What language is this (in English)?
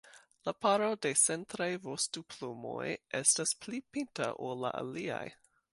Esperanto